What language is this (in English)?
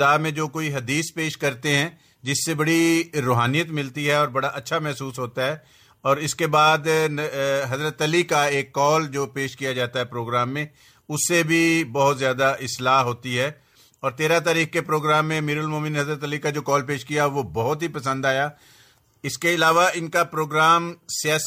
Urdu